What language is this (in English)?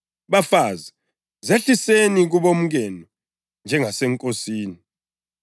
North Ndebele